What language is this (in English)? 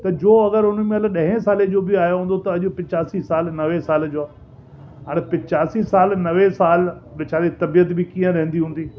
Sindhi